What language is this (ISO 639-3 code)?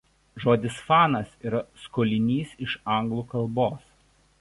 lit